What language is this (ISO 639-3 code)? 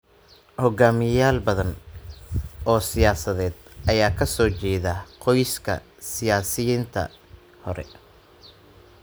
som